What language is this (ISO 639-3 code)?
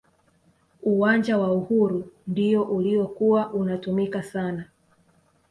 swa